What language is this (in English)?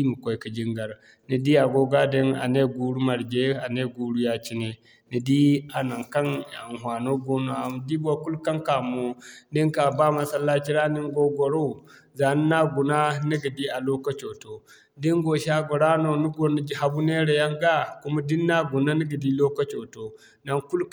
Zarma